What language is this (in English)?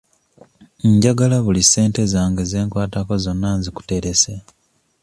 Ganda